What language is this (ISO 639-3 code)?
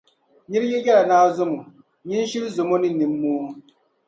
dag